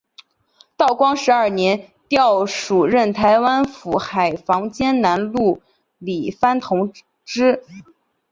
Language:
Chinese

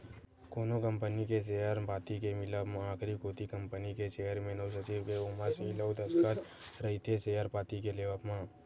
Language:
Chhattisgarhi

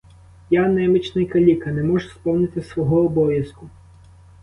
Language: Ukrainian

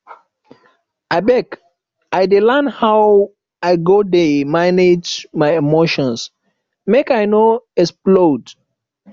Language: Nigerian Pidgin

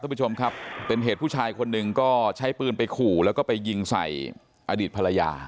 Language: Thai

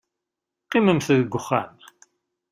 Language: Kabyle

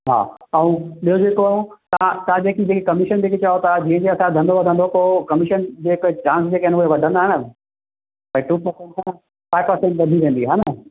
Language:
Sindhi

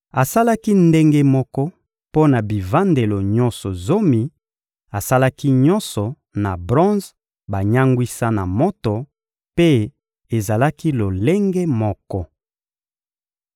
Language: Lingala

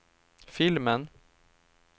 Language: Swedish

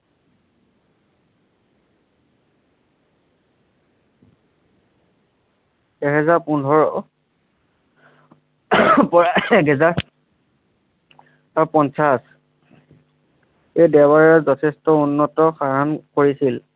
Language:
Assamese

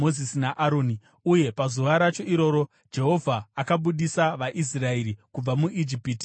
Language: Shona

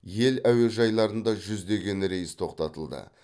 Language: Kazakh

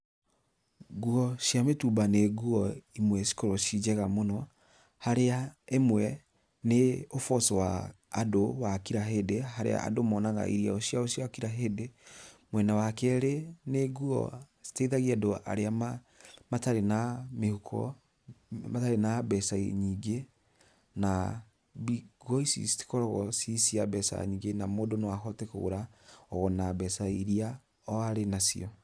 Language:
Kikuyu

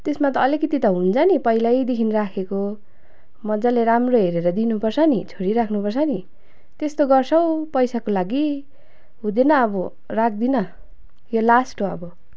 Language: Nepali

